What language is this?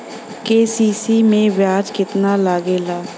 Bhojpuri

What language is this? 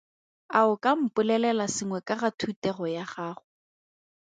Tswana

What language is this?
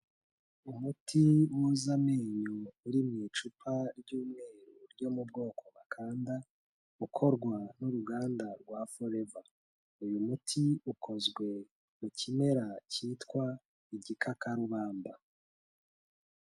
Kinyarwanda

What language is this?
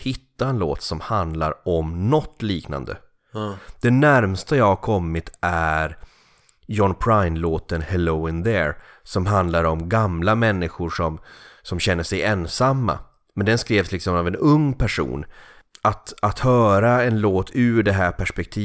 Swedish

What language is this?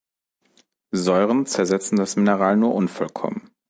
German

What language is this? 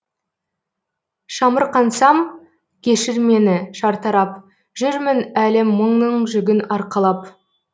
Kazakh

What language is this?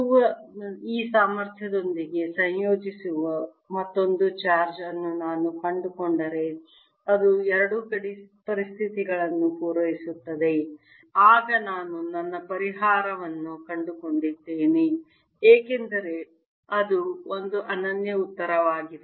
Kannada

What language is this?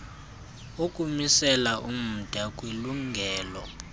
Xhosa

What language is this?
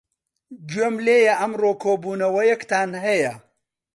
Central Kurdish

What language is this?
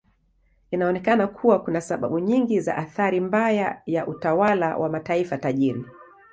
Swahili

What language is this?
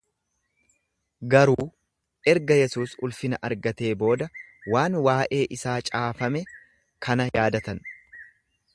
Oromo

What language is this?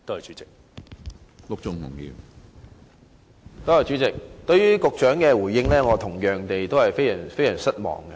Cantonese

